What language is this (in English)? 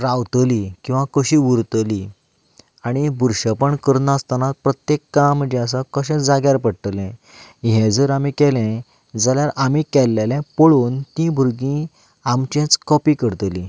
Konkani